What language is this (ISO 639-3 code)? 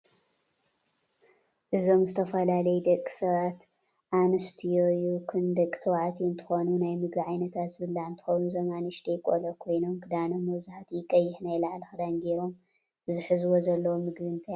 tir